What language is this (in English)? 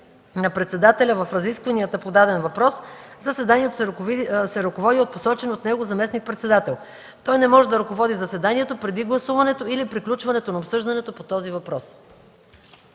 Bulgarian